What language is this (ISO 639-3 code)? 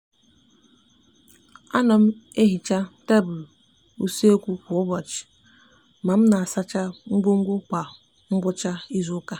ibo